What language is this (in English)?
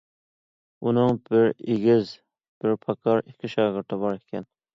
Uyghur